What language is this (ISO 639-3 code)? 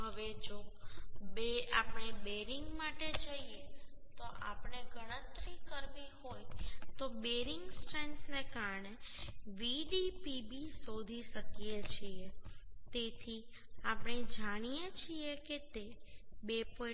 guj